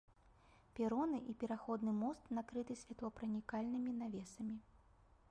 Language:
Belarusian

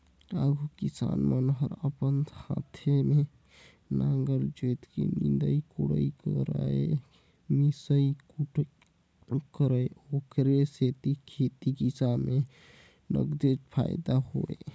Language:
Chhattisgarhi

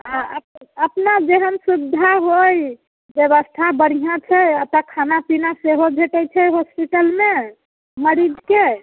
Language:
Maithili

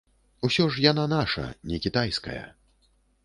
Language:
Belarusian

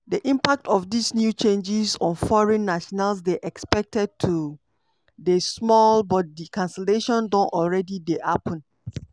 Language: Nigerian Pidgin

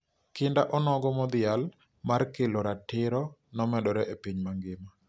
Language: Luo (Kenya and Tanzania)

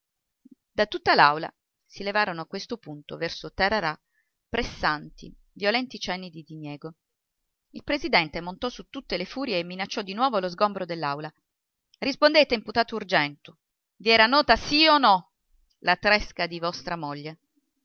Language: Italian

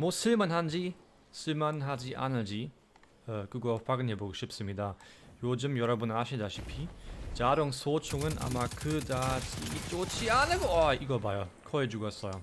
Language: Korean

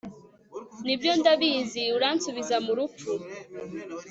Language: Kinyarwanda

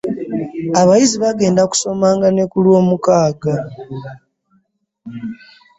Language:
Ganda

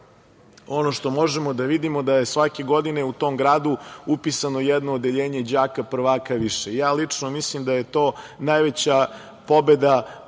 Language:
Serbian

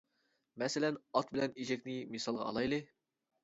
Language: Uyghur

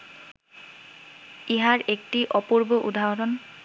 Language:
Bangla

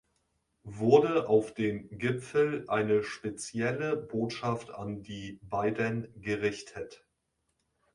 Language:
German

